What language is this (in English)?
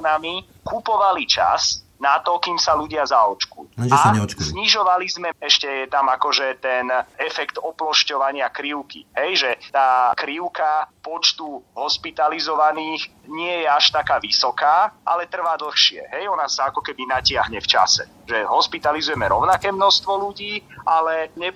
Slovak